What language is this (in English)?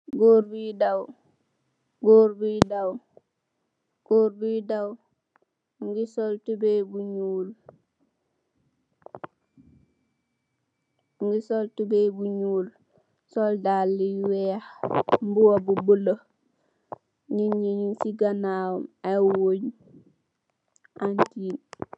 Wolof